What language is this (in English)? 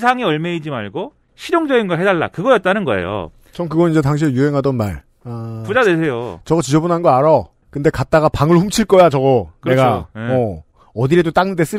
Korean